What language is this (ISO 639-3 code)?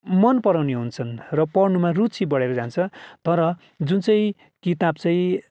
nep